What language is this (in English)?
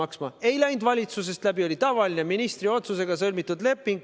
Estonian